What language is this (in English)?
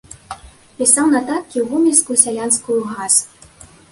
Belarusian